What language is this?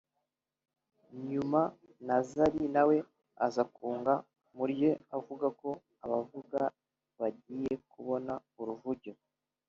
Kinyarwanda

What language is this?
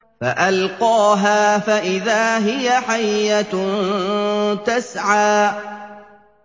Arabic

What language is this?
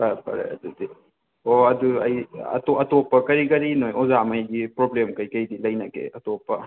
Manipuri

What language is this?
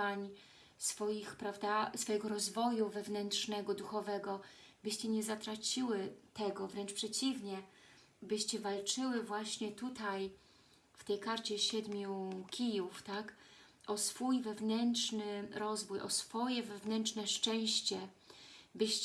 Polish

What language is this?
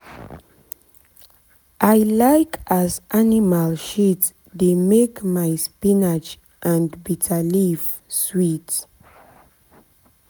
Nigerian Pidgin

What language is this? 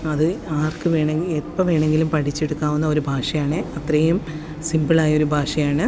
Malayalam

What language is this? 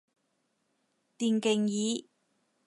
Cantonese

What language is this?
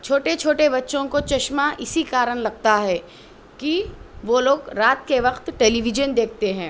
Urdu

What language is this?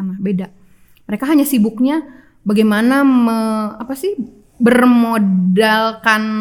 Indonesian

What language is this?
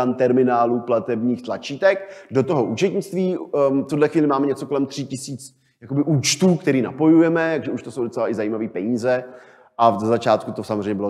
Czech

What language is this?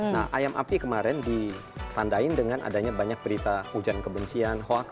Indonesian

